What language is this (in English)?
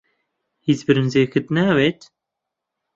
Central Kurdish